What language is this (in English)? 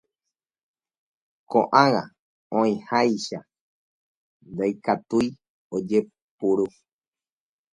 Guarani